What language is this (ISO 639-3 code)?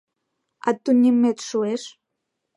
chm